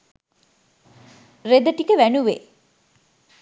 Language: Sinhala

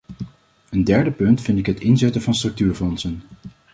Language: Dutch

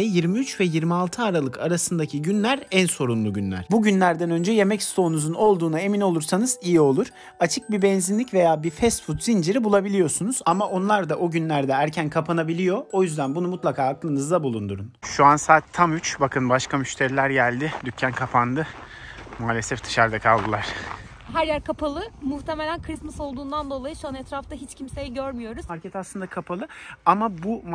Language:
Turkish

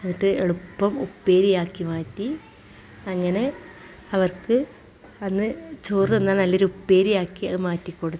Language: Malayalam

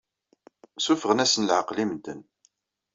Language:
Kabyle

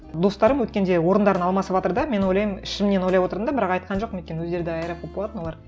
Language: Kazakh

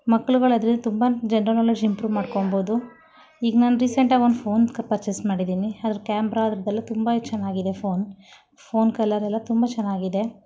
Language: Kannada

